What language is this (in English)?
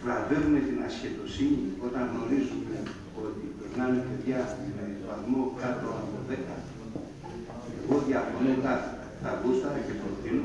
Greek